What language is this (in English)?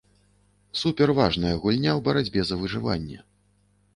Belarusian